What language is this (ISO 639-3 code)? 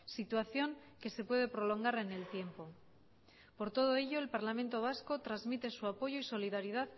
spa